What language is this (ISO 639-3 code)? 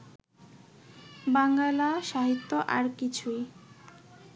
ben